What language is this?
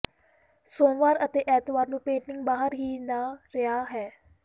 Punjabi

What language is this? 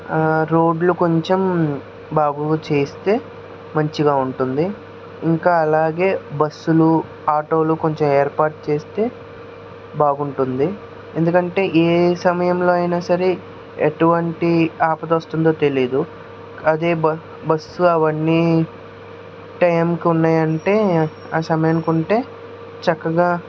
Telugu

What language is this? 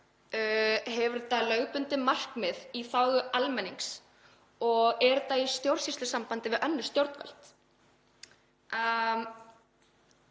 Icelandic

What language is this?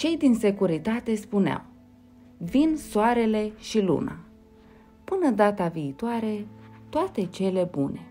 Romanian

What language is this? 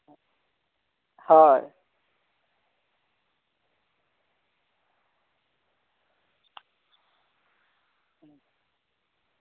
Santali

